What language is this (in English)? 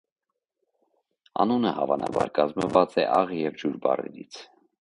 Armenian